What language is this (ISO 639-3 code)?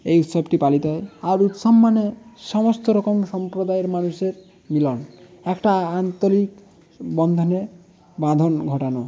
ben